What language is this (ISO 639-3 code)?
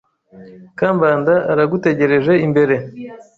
kin